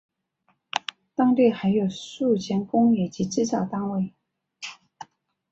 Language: Chinese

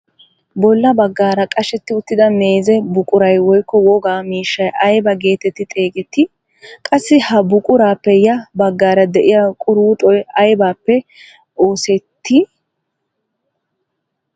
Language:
Wolaytta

